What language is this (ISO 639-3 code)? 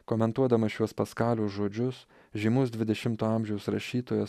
lit